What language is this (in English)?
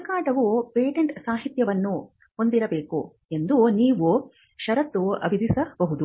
Kannada